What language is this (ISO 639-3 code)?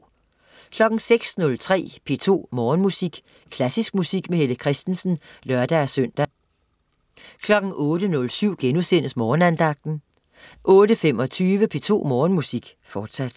dan